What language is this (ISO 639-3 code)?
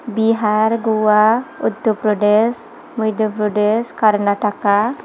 brx